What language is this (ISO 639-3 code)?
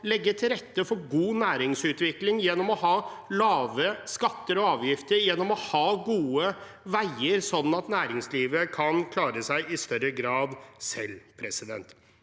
nor